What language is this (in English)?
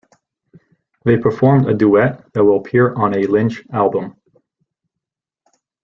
English